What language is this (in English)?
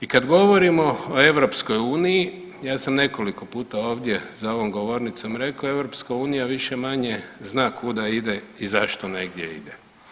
Croatian